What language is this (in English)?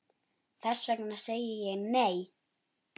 Icelandic